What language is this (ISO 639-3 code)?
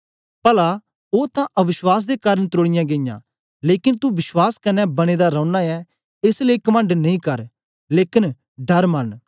doi